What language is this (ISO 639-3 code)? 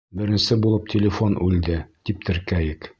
bak